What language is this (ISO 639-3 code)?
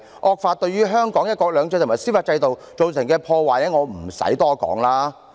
yue